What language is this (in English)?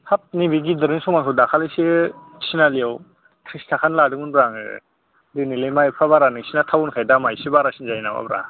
Bodo